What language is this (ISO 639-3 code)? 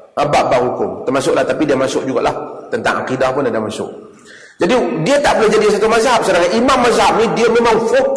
msa